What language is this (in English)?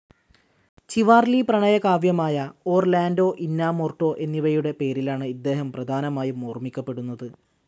Malayalam